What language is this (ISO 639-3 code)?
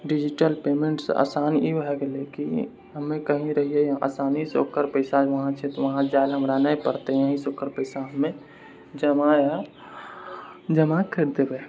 mai